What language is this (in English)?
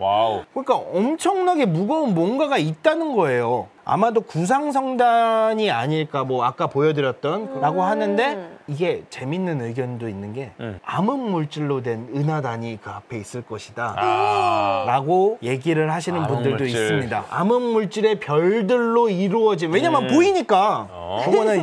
Korean